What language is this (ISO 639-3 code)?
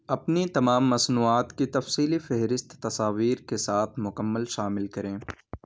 urd